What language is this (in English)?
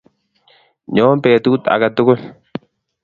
Kalenjin